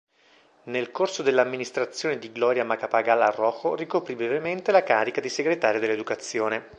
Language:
Italian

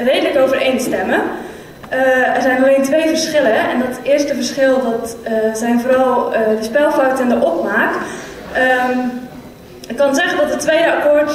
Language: Dutch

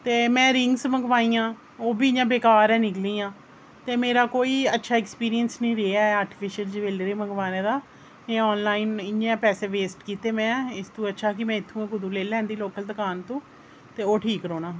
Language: Dogri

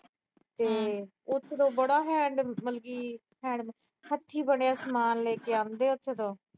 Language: Punjabi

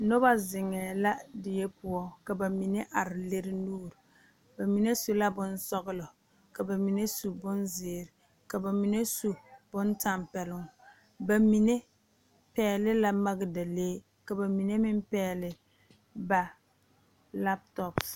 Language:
Southern Dagaare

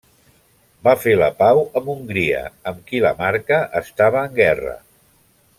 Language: Catalan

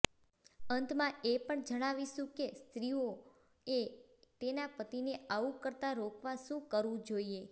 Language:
Gujarati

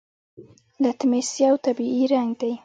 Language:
Pashto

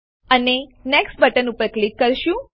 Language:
Gujarati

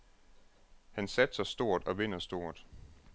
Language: Danish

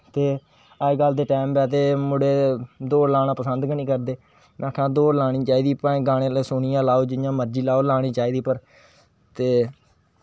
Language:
Dogri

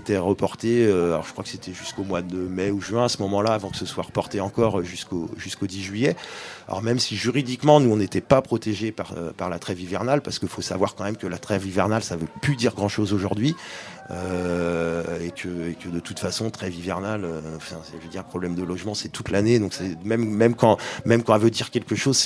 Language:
French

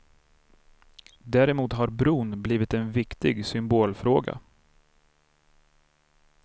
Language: Swedish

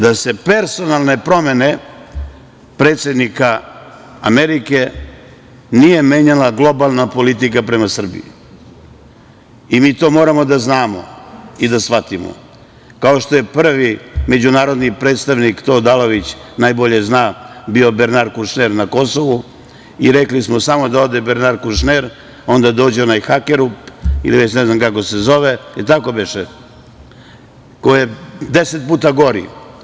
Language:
Serbian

